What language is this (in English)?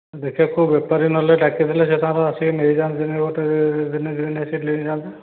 Odia